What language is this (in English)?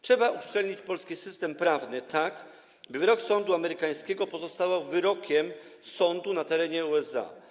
Polish